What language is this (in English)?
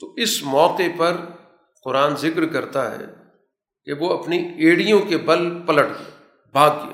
Urdu